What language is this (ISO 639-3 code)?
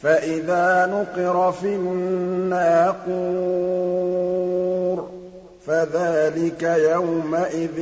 ara